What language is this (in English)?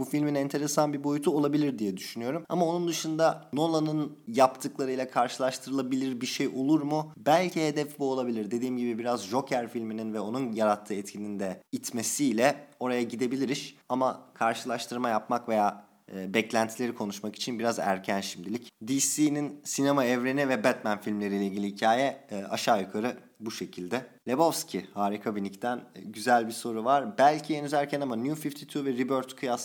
Turkish